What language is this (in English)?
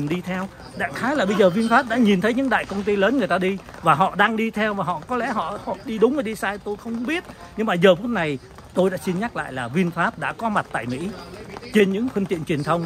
Vietnamese